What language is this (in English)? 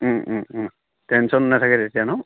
Assamese